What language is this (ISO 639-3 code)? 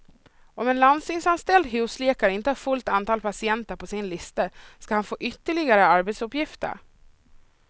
swe